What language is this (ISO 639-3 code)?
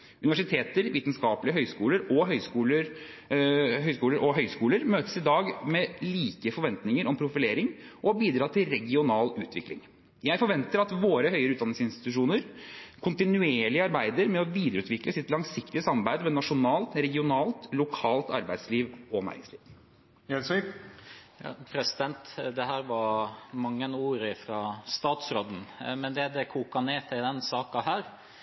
nob